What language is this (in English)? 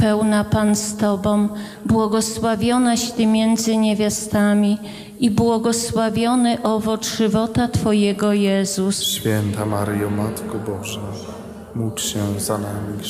Polish